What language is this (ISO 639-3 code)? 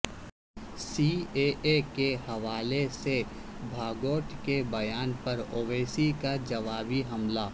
urd